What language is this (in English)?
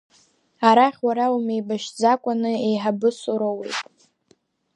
Abkhazian